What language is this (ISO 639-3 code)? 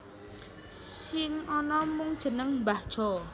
jav